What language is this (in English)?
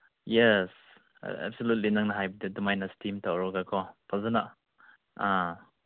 Manipuri